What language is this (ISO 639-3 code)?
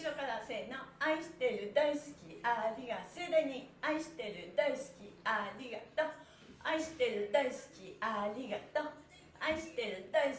jpn